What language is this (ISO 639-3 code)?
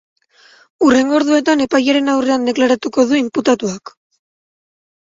eus